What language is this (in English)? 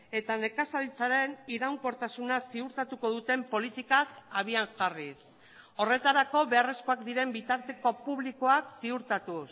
Basque